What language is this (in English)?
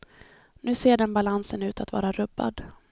Swedish